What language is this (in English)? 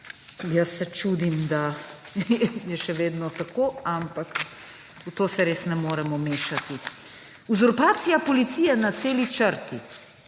Slovenian